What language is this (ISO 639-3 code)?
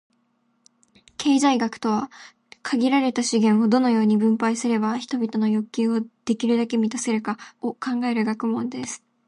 jpn